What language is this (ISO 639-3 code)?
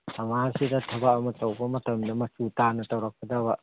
mni